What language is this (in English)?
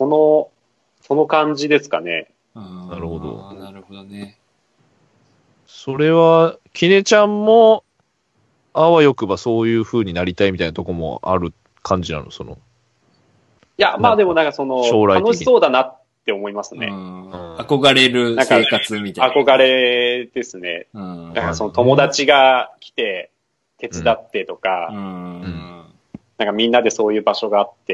Japanese